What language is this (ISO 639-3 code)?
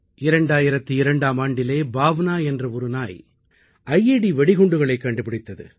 tam